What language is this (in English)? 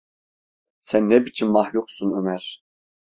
Turkish